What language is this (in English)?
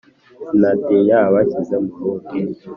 Kinyarwanda